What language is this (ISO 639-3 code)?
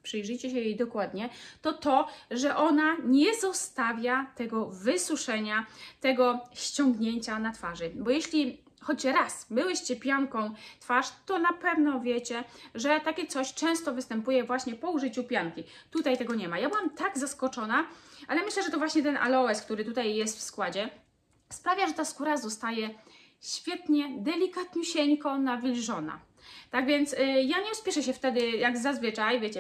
pol